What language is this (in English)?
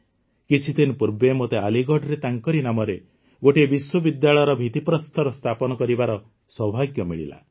Odia